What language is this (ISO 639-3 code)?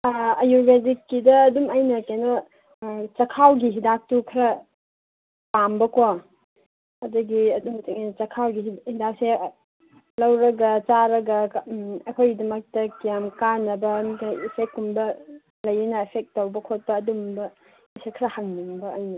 mni